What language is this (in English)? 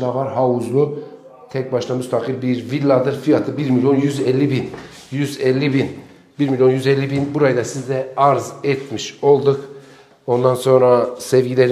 Turkish